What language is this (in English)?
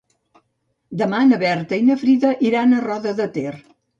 Catalan